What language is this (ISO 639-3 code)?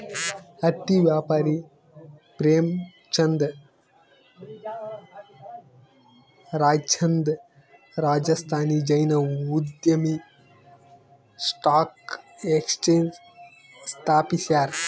kan